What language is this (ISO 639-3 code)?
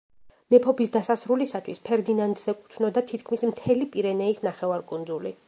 kat